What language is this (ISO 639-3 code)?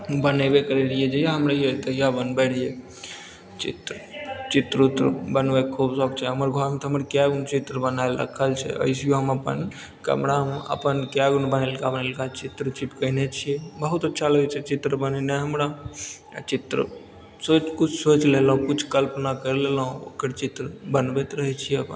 mai